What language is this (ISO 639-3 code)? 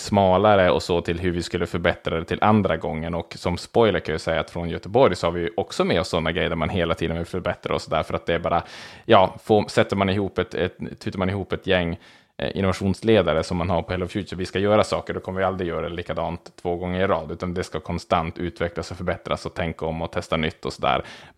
swe